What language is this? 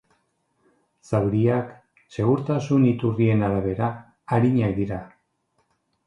Basque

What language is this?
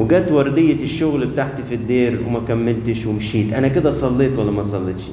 Arabic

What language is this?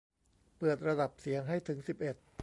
Thai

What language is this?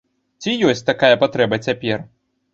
Belarusian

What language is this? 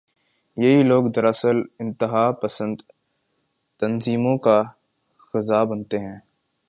Urdu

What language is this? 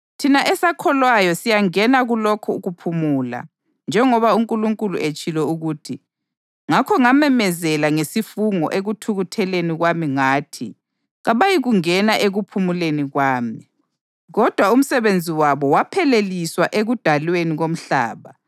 North Ndebele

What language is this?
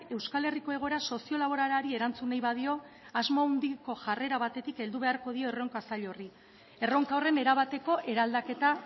Basque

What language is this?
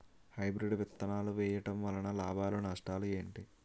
Telugu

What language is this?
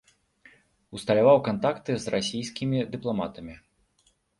Belarusian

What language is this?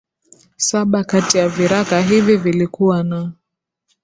Swahili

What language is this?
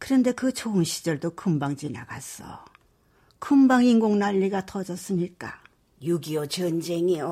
Korean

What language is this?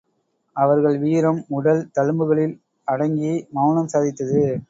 Tamil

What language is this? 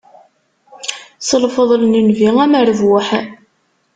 Kabyle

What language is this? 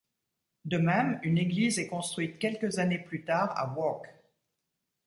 French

